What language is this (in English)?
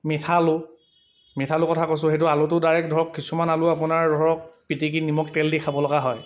Assamese